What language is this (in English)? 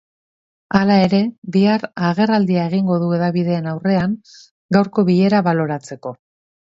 Basque